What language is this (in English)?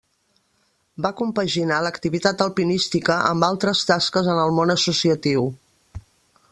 Catalan